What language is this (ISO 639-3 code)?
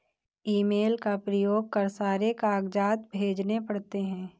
hin